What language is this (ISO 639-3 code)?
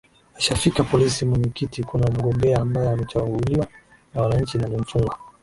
swa